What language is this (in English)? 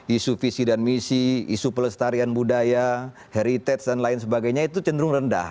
Indonesian